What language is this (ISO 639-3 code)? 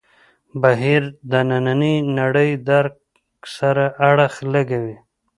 pus